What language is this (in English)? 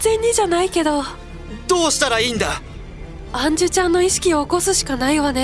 Japanese